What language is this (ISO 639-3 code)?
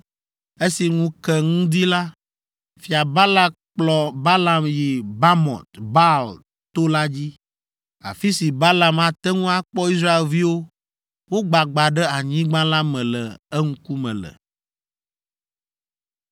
ewe